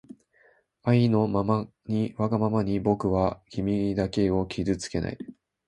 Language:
Japanese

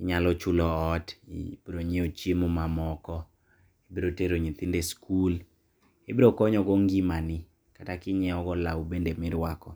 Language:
Luo (Kenya and Tanzania)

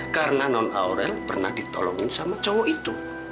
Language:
Indonesian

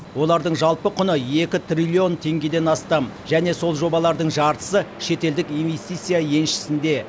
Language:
Kazakh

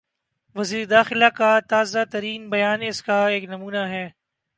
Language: Urdu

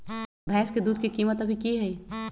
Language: Magahi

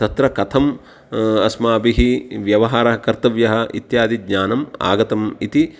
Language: Sanskrit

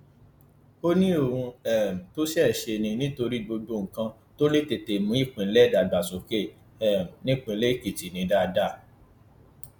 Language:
Yoruba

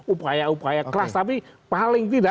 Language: Indonesian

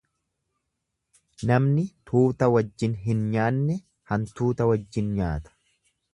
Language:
Oromo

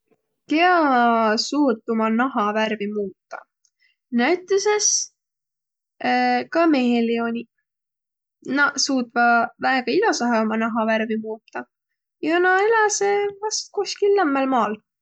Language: Võro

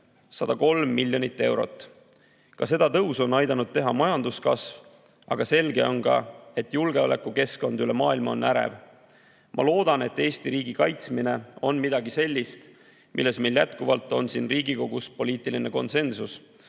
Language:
Estonian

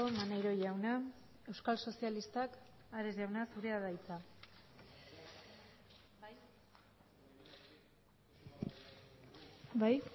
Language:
Basque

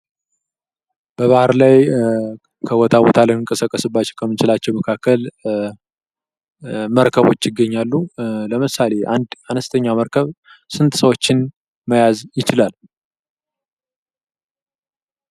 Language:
Amharic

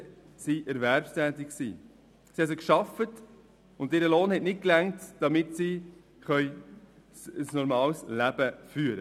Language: Swiss German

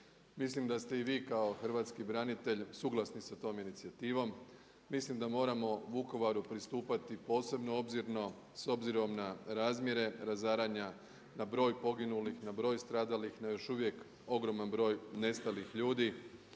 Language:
Croatian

